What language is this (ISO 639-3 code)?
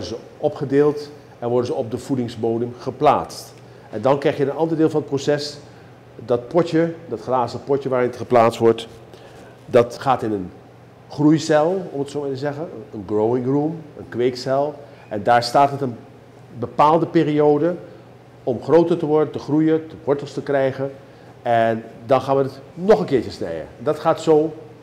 nld